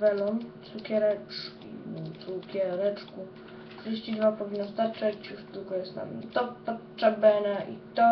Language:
Polish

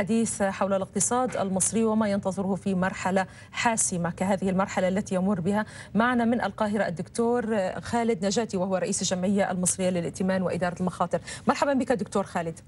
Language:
Arabic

